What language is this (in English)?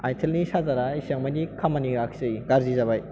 Bodo